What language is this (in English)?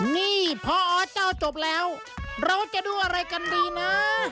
Thai